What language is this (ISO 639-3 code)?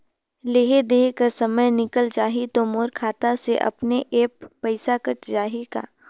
hne